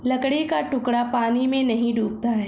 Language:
Hindi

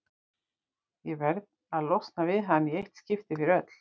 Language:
Icelandic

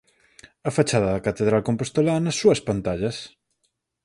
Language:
Galician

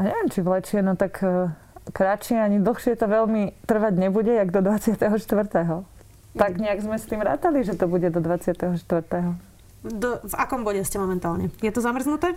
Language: Slovak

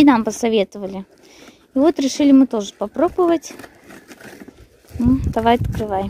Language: Russian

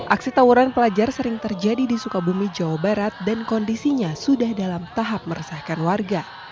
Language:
Indonesian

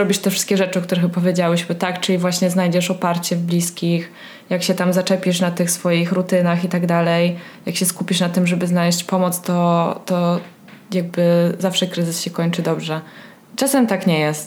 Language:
Polish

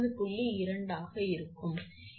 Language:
Tamil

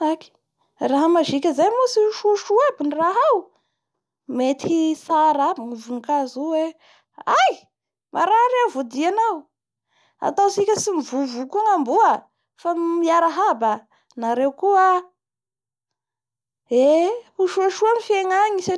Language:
Bara Malagasy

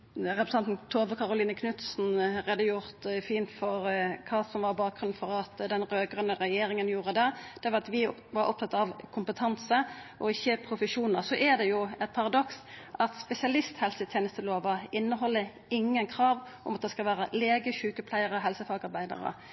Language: Norwegian Nynorsk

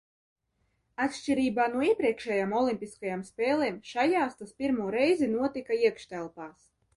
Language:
Latvian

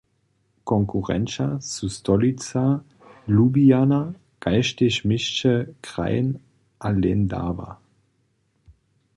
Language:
Upper Sorbian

